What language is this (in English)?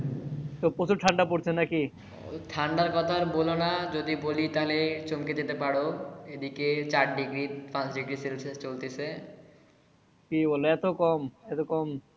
Bangla